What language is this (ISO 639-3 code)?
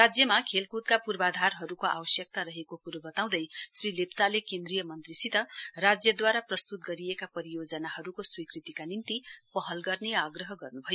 nep